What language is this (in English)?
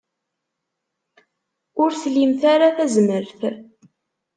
Kabyle